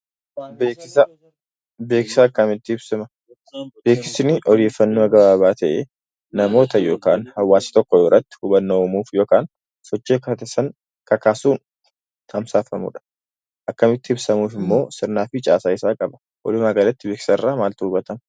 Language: Oromo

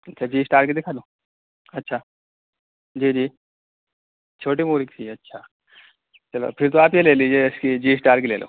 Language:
Urdu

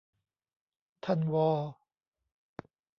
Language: Thai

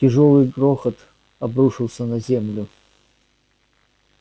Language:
Russian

